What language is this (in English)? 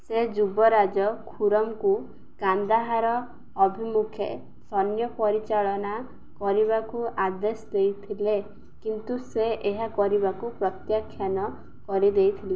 Odia